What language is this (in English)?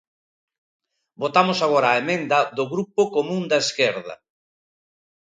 Galician